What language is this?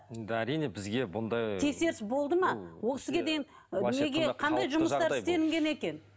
Kazakh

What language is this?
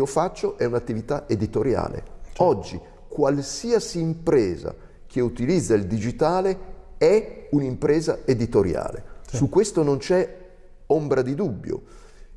Italian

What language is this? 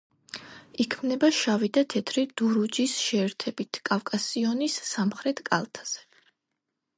Georgian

